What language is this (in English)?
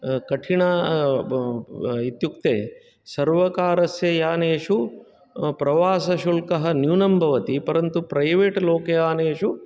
Sanskrit